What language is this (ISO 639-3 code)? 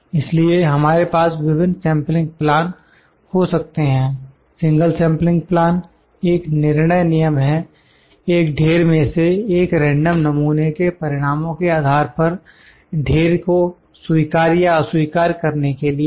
hin